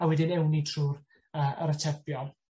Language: Welsh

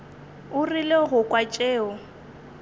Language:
Northern Sotho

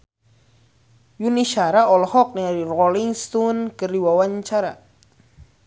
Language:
Sundanese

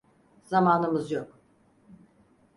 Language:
Turkish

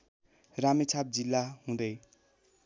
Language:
Nepali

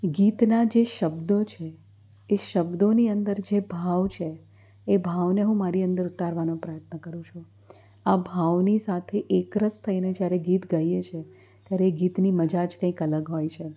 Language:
Gujarati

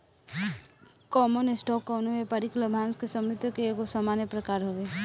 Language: Bhojpuri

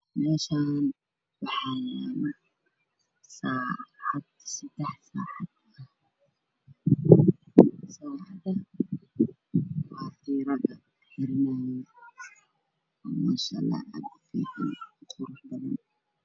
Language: Somali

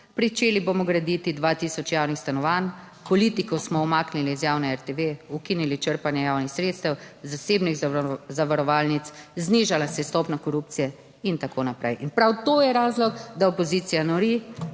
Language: Slovenian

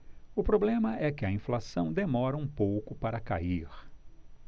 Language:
Portuguese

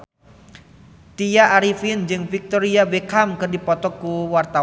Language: Sundanese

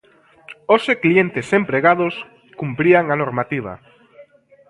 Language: Galician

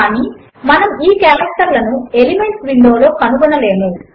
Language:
Telugu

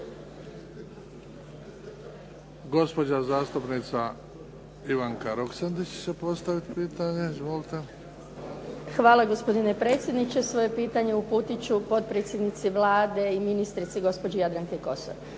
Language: Croatian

